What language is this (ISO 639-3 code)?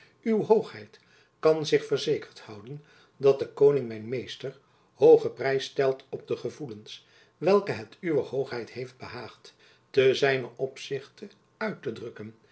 nld